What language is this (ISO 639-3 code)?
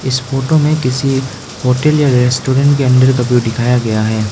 hin